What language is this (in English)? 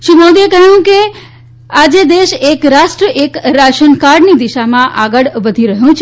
Gujarati